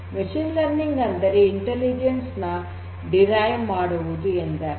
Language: Kannada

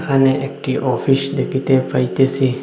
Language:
Bangla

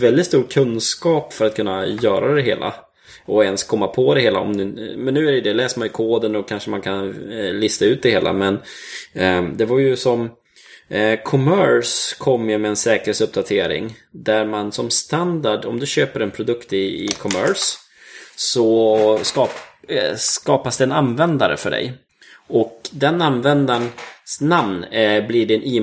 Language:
Swedish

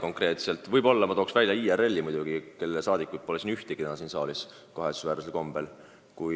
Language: Estonian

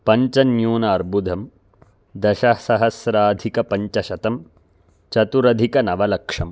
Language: Sanskrit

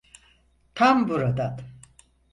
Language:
Turkish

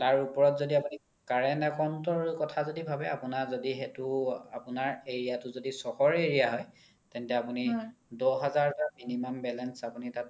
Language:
Assamese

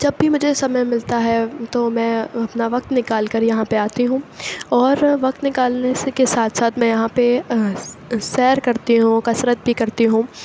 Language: Urdu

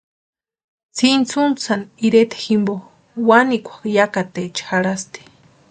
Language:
Western Highland Purepecha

